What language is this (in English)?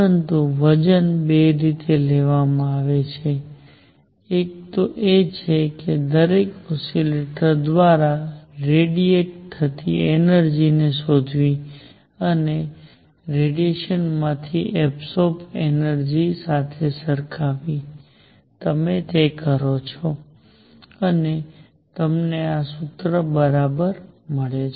Gujarati